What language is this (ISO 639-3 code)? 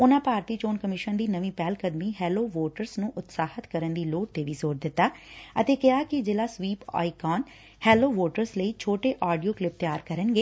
pan